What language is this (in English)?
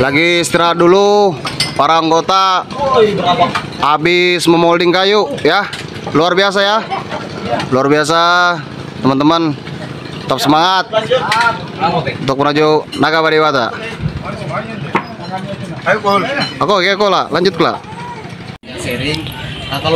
Indonesian